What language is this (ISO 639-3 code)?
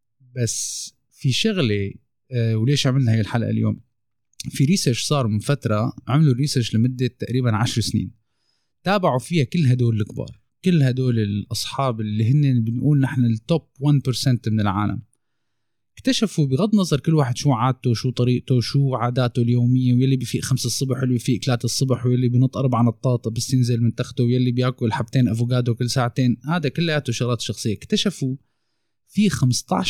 ara